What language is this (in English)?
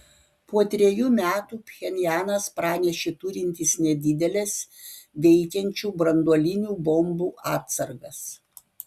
Lithuanian